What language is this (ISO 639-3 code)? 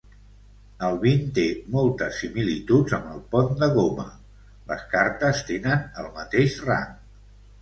cat